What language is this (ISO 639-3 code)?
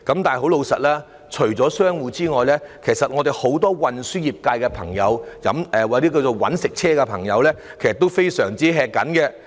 yue